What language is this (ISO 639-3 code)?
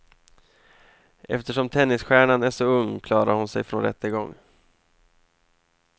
swe